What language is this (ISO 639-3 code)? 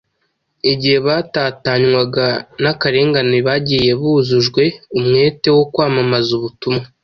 kin